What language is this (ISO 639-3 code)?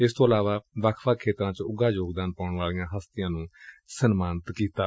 pan